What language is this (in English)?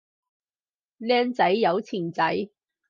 Cantonese